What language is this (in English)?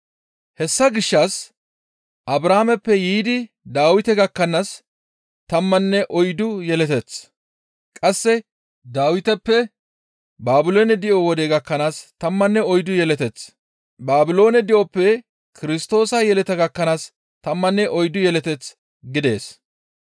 Gamo